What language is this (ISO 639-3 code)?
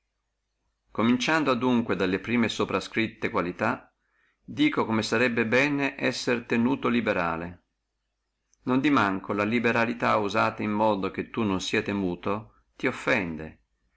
ita